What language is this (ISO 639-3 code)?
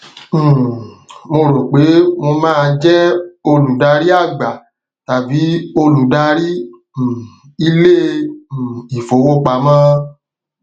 yor